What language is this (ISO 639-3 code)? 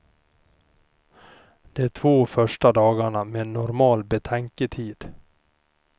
swe